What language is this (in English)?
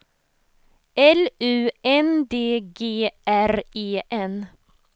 Swedish